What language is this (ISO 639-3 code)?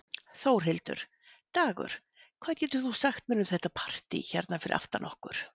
isl